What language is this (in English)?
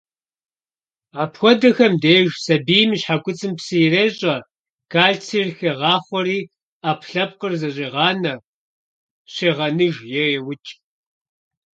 Kabardian